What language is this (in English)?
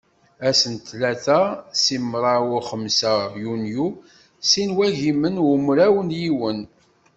Kabyle